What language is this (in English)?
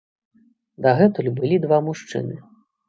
Belarusian